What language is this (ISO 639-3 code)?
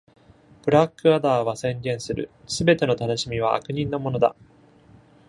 jpn